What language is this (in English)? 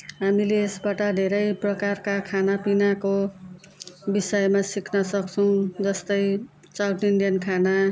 Nepali